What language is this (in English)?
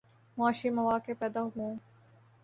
Urdu